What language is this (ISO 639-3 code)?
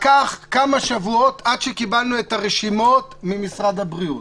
heb